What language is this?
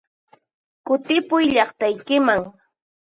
Puno Quechua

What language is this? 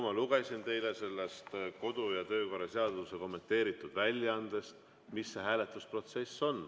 Estonian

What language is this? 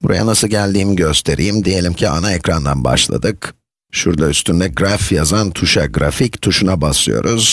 Turkish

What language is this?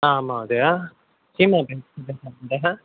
Sanskrit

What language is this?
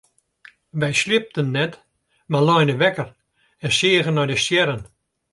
Western Frisian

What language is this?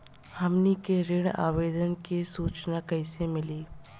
Bhojpuri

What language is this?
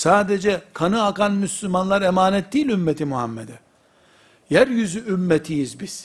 Turkish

